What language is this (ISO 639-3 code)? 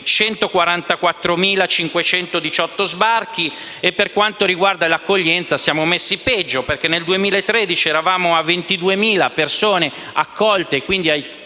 ita